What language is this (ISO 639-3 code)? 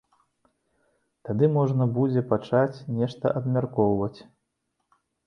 bel